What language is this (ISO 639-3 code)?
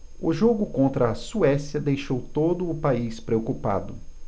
por